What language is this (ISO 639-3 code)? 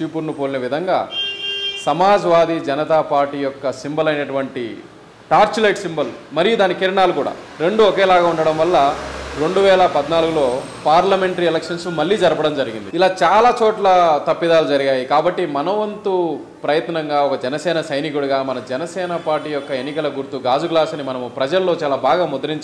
tel